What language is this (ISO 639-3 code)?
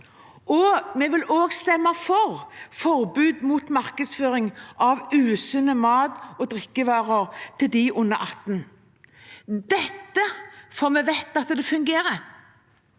nor